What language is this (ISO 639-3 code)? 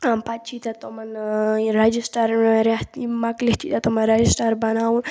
kas